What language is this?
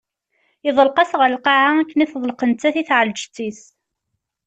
Kabyle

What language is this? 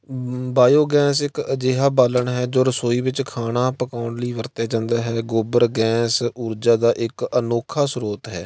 Punjabi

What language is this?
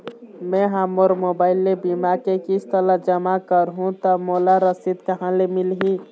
Chhattisgarhi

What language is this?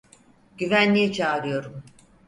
Turkish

